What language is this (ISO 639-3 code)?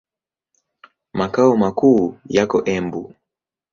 swa